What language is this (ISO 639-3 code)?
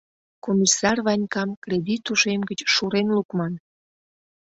chm